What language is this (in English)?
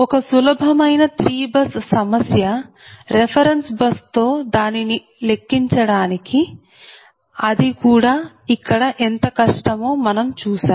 Telugu